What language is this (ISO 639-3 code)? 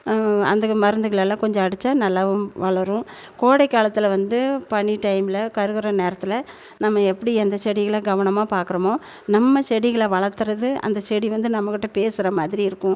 tam